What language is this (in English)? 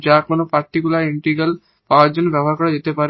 Bangla